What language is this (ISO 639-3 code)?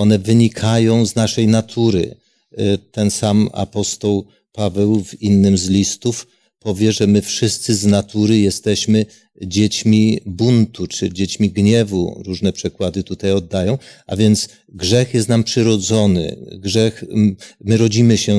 pol